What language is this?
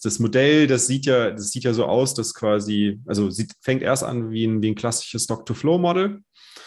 German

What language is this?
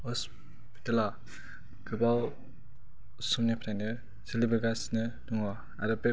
Bodo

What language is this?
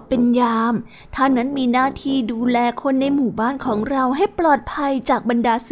Thai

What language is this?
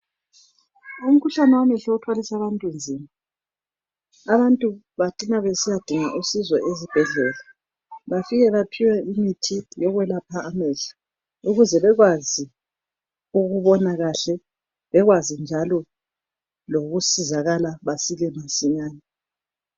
North Ndebele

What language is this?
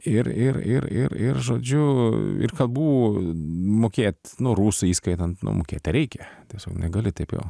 Lithuanian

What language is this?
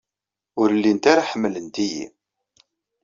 Kabyle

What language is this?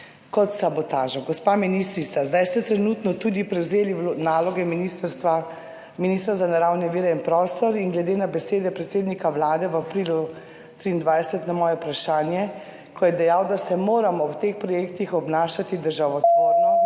Slovenian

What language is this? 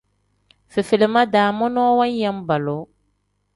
Tem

